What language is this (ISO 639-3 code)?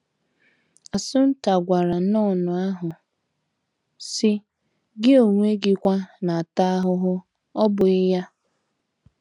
ibo